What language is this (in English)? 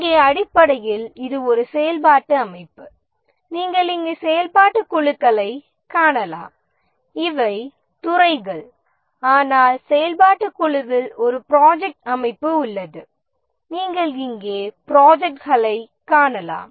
Tamil